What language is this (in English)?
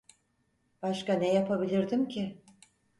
Turkish